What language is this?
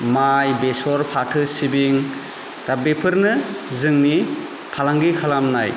Bodo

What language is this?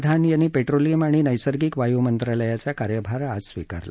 Marathi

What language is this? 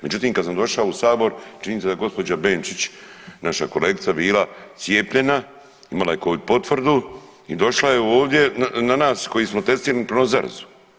Croatian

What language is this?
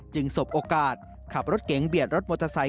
Thai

